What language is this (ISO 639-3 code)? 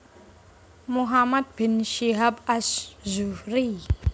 jav